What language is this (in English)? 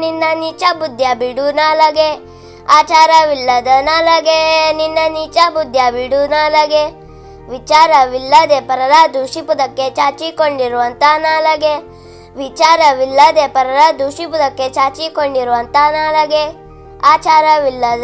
Kannada